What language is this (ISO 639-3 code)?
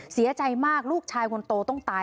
tha